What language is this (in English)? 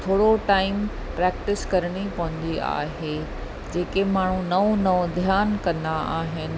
Sindhi